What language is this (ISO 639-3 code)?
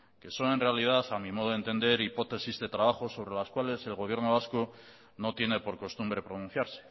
spa